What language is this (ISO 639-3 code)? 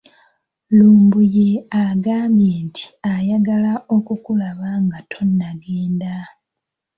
lug